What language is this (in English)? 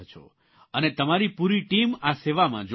Gujarati